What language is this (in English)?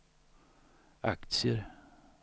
Swedish